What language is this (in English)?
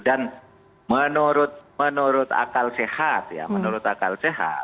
Indonesian